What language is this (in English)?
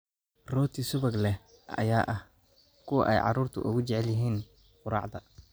Somali